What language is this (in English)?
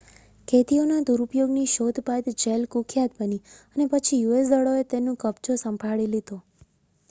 Gujarati